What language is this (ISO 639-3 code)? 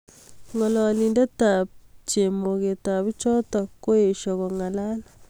kln